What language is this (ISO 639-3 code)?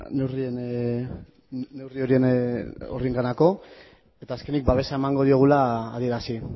eus